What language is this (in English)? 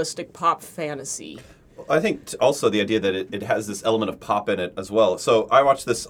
English